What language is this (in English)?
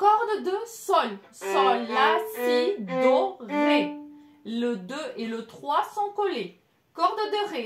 French